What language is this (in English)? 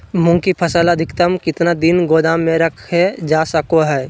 Magahi